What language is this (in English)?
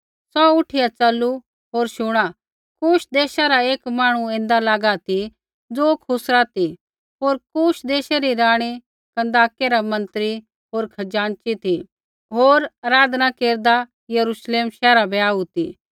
Kullu Pahari